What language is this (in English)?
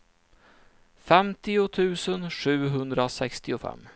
Swedish